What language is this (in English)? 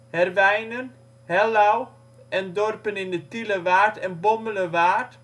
Dutch